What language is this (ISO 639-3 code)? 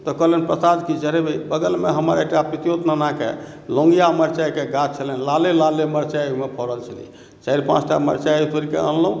mai